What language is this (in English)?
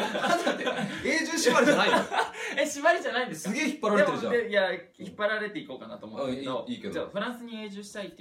Japanese